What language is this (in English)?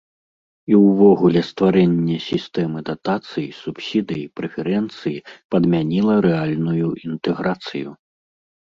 Belarusian